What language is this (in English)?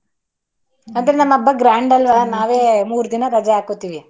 Kannada